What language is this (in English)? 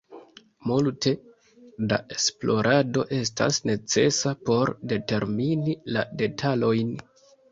Esperanto